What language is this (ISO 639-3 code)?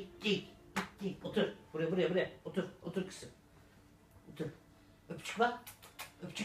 tur